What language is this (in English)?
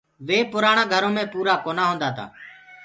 Gurgula